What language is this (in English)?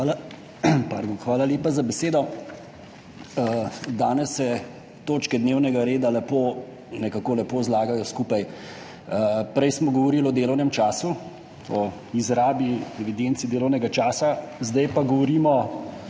Slovenian